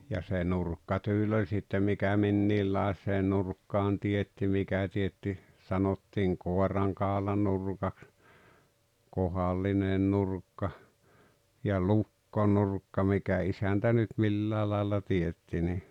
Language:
Finnish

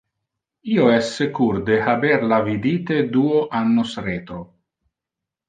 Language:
Interlingua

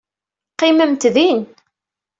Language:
Kabyle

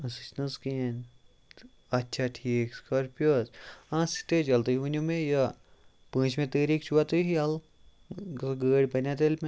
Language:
Kashmiri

